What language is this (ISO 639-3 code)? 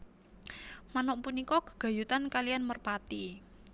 jav